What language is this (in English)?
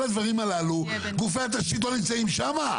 Hebrew